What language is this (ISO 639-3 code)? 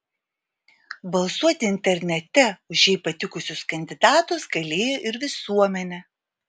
lit